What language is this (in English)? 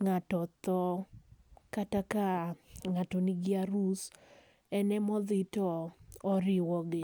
Luo (Kenya and Tanzania)